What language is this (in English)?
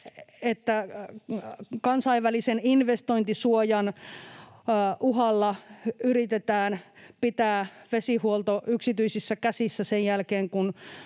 Finnish